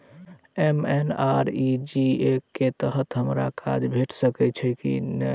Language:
Maithili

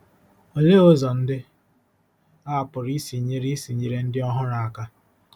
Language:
Igbo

